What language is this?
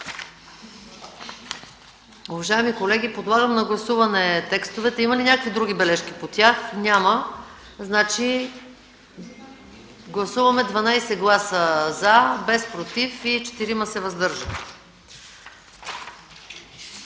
Bulgarian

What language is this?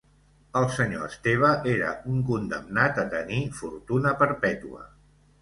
Catalan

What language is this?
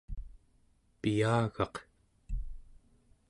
Central Yupik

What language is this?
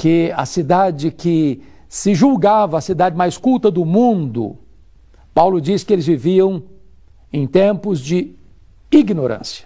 Portuguese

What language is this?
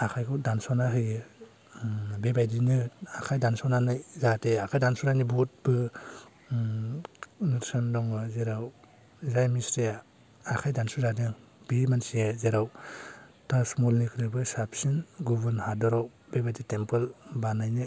Bodo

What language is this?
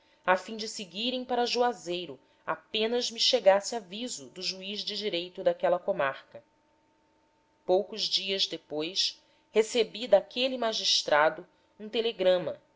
Portuguese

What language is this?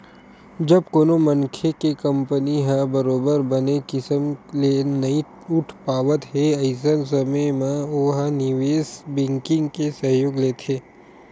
Chhattisgarhi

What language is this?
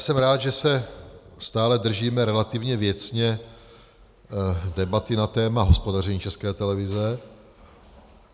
Czech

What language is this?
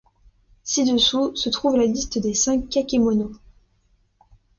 French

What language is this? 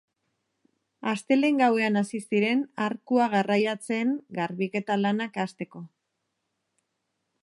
Basque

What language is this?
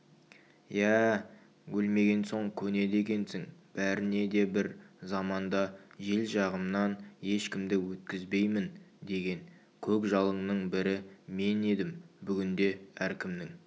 Kazakh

